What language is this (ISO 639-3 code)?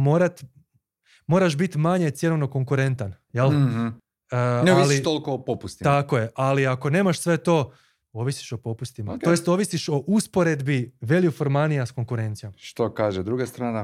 hrv